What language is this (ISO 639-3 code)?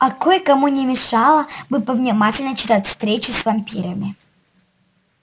rus